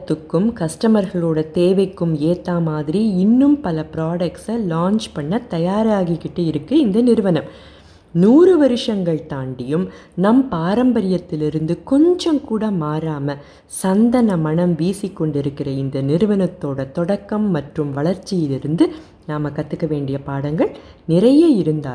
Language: Tamil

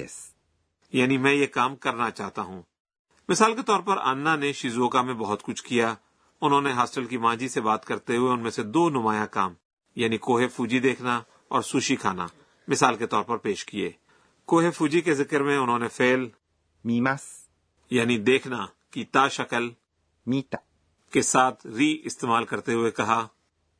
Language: Urdu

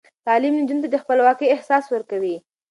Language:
Pashto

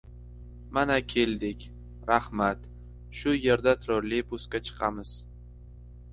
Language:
Uzbek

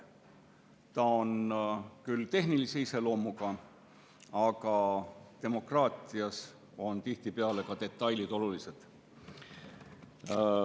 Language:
Estonian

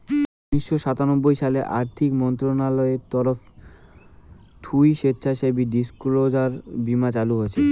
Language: Bangla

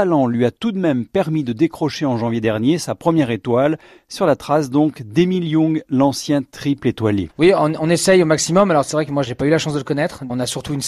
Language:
French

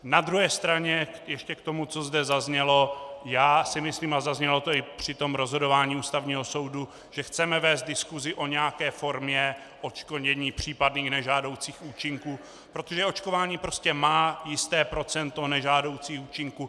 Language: Czech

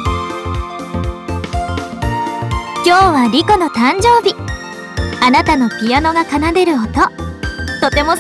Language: Japanese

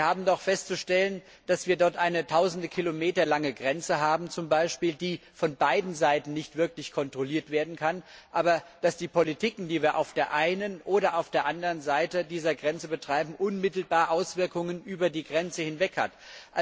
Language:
German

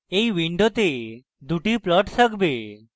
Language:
Bangla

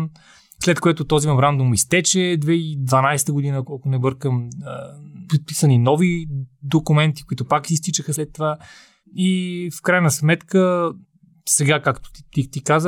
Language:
Bulgarian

